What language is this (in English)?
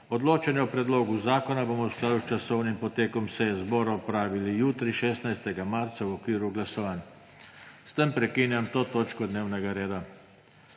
Slovenian